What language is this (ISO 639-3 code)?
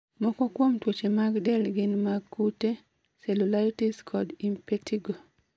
luo